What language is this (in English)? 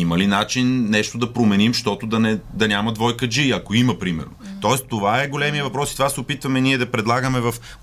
Bulgarian